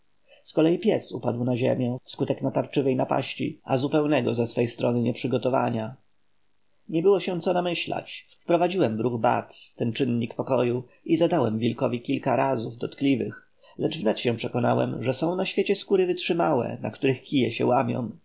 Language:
Polish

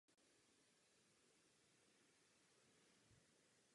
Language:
Czech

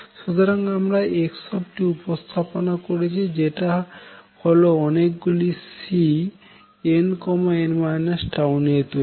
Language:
Bangla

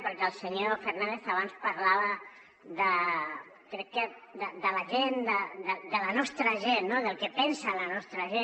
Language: Catalan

